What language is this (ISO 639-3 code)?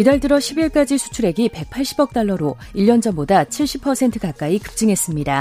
kor